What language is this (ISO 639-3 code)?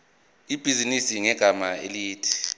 zul